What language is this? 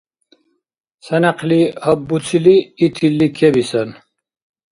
Dargwa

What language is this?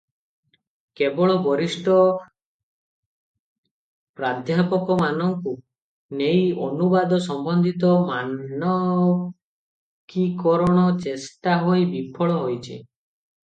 Odia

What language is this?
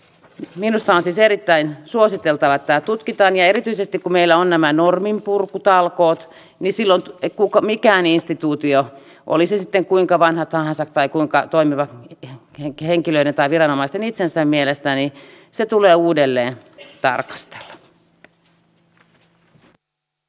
Finnish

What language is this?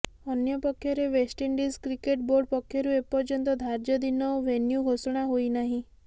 Odia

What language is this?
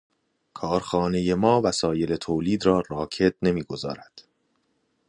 Persian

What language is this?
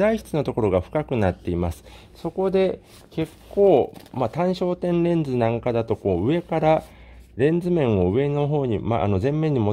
Japanese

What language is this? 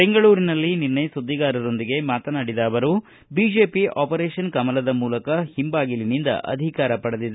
Kannada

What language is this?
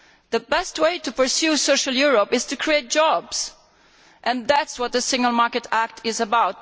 English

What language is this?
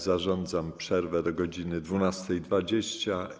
Polish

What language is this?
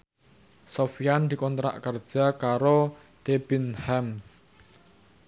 Javanese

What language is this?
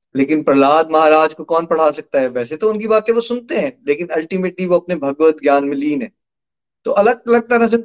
Hindi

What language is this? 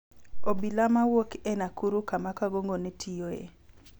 Luo (Kenya and Tanzania)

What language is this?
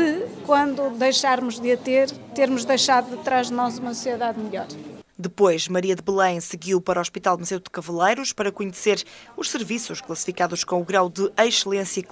Portuguese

